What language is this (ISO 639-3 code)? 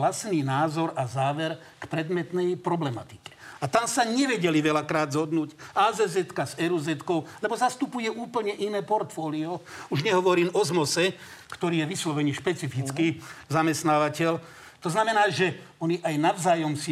slk